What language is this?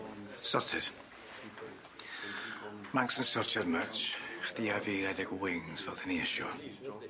Welsh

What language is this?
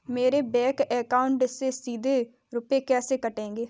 Hindi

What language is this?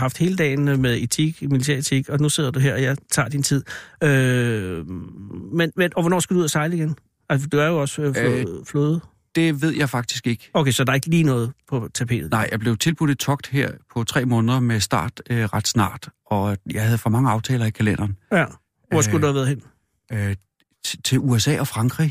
Danish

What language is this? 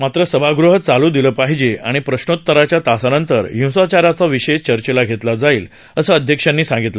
Marathi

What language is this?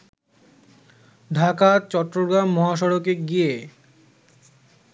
Bangla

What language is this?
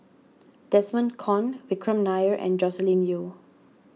English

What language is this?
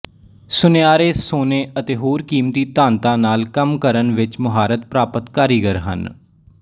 Punjabi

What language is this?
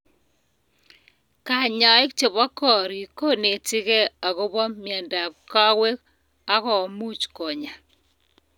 Kalenjin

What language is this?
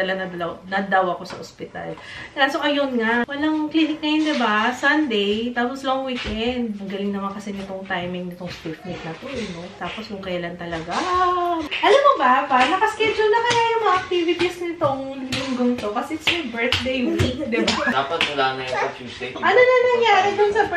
Filipino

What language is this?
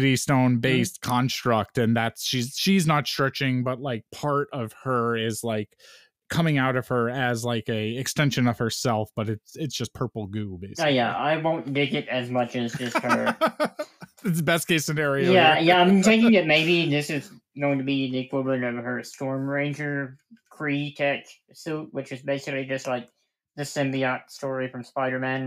English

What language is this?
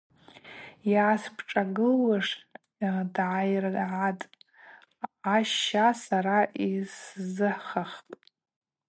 Abaza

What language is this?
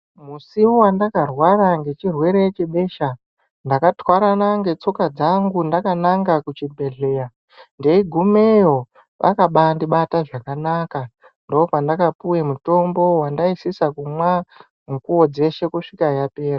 Ndau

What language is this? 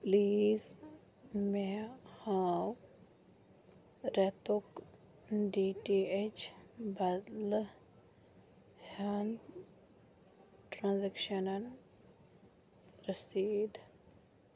Kashmiri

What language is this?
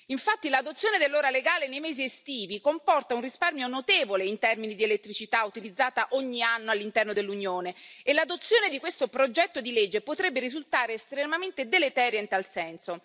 Italian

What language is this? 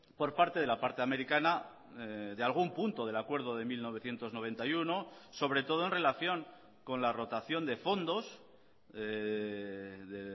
Spanish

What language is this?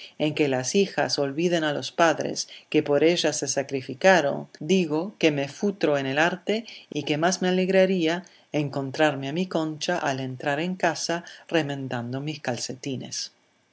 Spanish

